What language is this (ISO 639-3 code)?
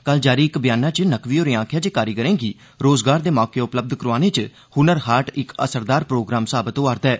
doi